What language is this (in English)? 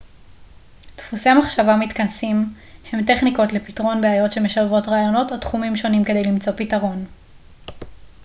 Hebrew